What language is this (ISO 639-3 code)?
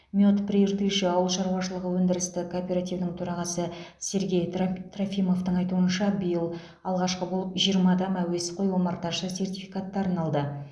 kaz